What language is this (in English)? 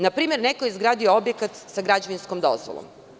Serbian